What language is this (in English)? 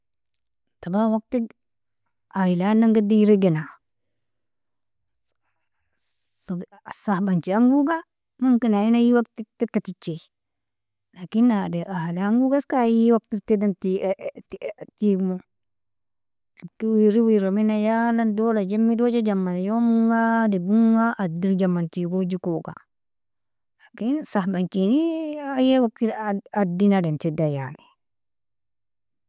Nobiin